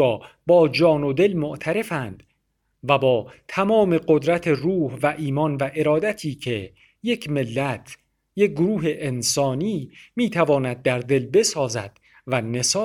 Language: Persian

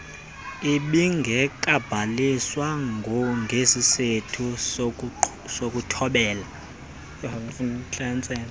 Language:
Xhosa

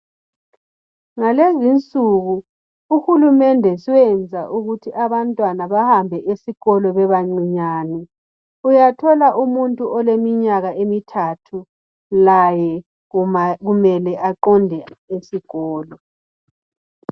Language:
North Ndebele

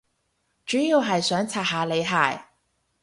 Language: Cantonese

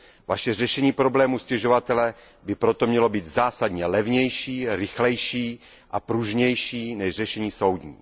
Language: Czech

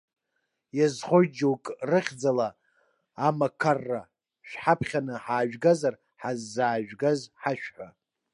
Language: Abkhazian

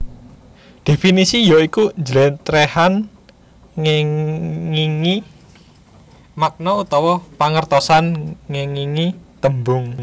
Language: Javanese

